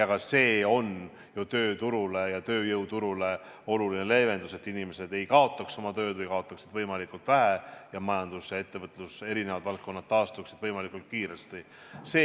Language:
Estonian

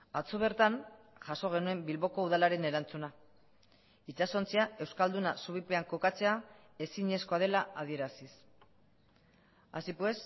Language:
Basque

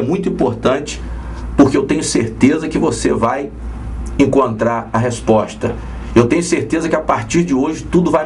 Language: Portuguese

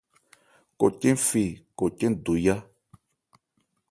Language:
Ebrié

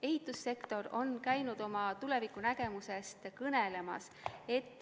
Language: Estonian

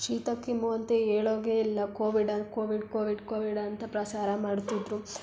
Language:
Kannada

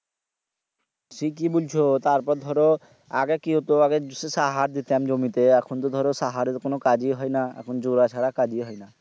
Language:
Bangla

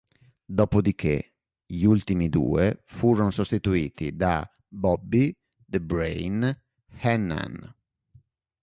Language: Italian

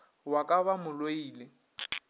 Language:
Northern Sotho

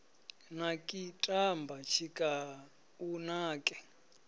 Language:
Venda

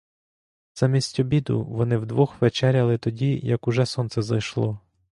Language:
Ukrainian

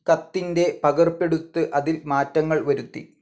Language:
Malayalam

